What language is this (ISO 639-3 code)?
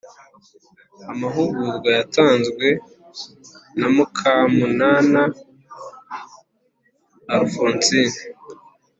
kin